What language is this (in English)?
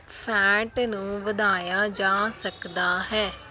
Punjabi